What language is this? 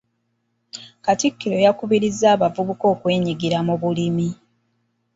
Ganda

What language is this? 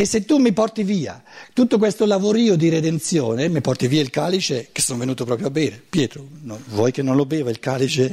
Italian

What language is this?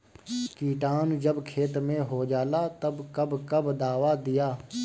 Bhojpuri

